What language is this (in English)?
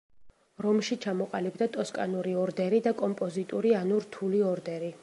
Georgian